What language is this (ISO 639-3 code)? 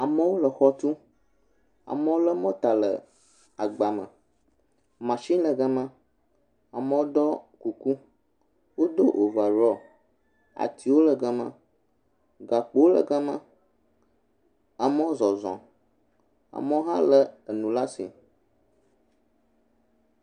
ewe